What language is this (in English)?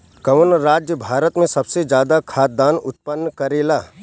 Bhojpuri